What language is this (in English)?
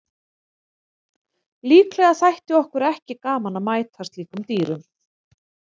Icelandic